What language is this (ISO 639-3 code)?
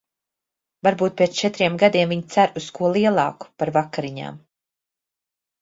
lav